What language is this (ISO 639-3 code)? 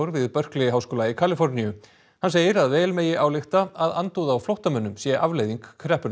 isl